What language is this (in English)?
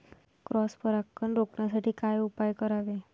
Marathi